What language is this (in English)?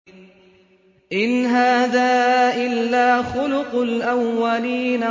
Arabic